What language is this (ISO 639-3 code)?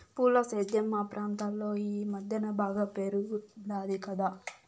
tel